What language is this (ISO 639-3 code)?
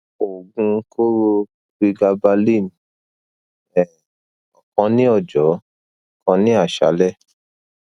yor